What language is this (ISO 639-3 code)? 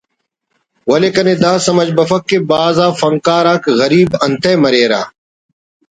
brh